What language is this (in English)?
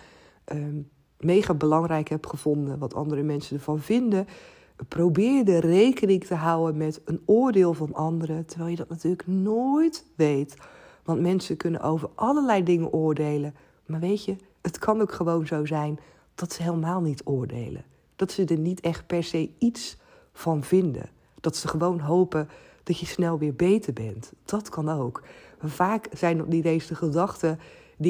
Dutch